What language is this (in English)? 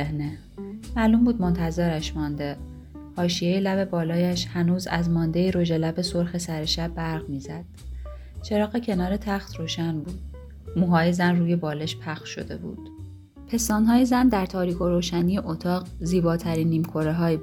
Persian